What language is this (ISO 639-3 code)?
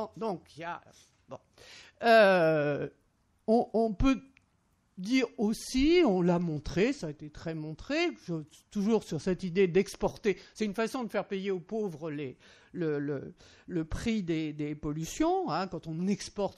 fra